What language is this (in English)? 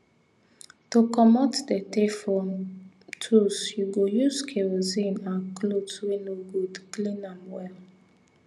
Nigerian Pidgin